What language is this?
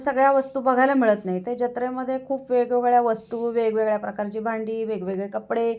Marathi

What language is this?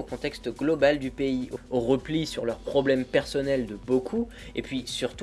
French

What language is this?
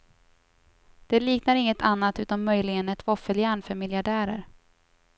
Swedish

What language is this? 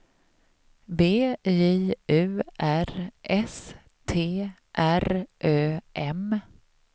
Swedish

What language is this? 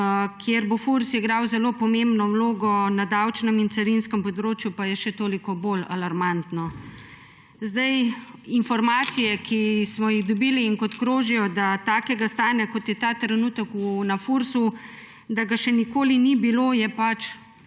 Slovenian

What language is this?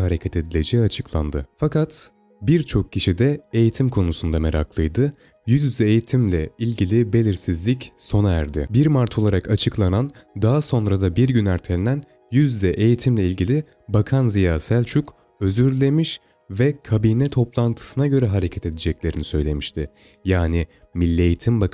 Turkish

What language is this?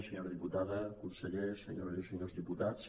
Catalan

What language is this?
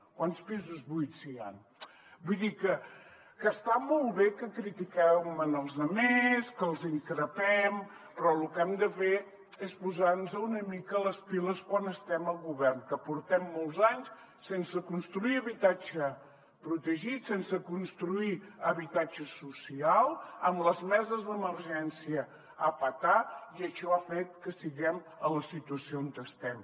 Catalan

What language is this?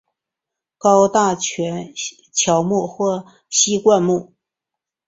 Chinese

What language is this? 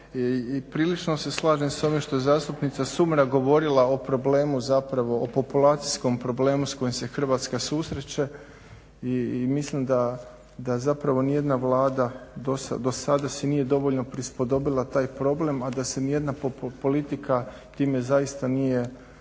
Croatian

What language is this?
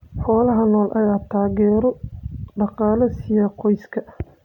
Somali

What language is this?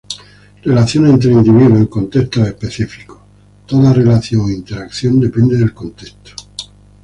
Spanish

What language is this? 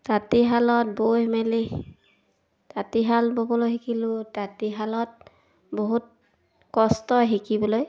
Assamese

